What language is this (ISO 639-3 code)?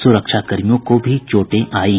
hin